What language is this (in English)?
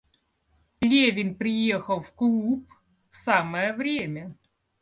Russian